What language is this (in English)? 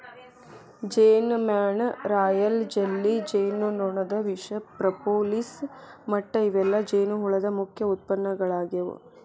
Kannada